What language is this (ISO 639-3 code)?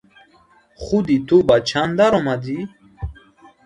tgk